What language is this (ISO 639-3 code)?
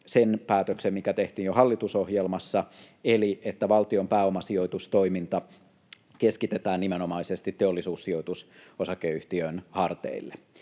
fin